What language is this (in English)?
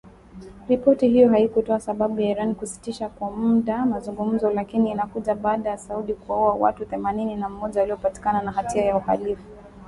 Swahili